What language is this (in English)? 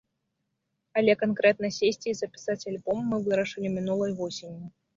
Belarusian